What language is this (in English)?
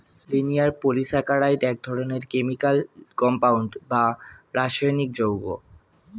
Bangla